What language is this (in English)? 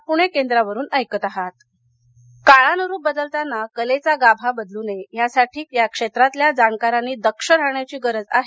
Marathi